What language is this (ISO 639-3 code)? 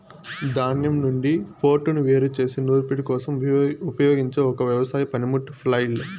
tel